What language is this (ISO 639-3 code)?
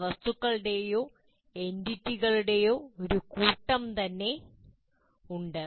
mal